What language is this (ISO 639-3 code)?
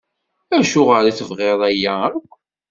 kab